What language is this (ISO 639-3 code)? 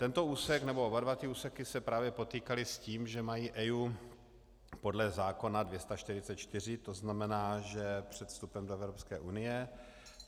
ces